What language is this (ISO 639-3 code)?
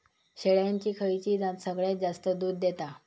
mar